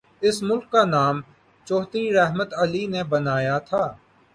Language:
Urdu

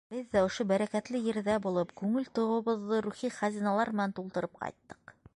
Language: Bashkir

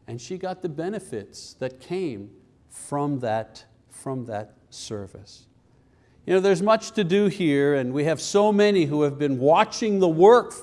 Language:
English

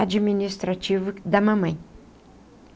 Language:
Portuguese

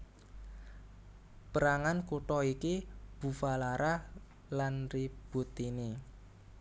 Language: Javanese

